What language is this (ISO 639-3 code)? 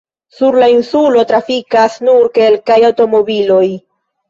epo